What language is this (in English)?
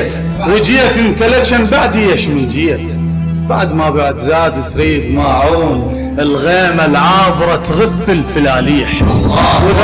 Arabic